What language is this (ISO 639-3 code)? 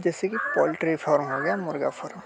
hin